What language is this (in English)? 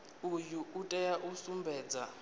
Venda